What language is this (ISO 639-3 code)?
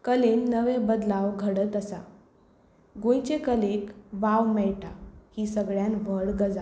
kok